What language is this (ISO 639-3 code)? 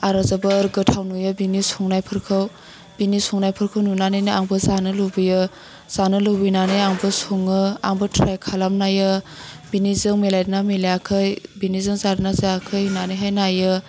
brx